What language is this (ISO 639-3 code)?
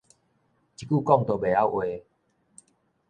nan